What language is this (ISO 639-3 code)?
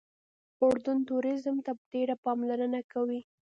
pus